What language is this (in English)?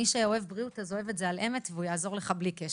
Hebrew